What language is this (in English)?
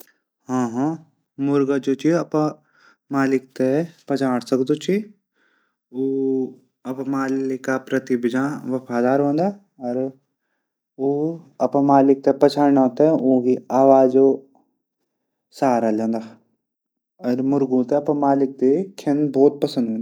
Garhwali